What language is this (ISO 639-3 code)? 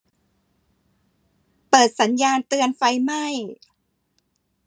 tha